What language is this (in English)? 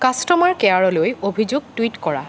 Assamese